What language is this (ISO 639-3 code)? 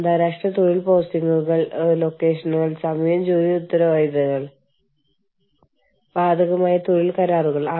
mal